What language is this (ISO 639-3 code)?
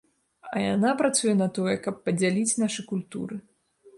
bel